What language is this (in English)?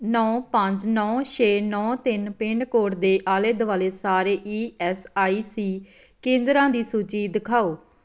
Punjabi